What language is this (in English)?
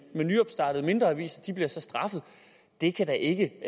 Danish